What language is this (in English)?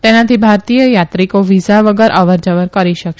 Gujarati